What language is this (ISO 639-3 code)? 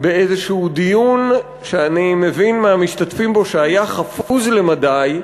heb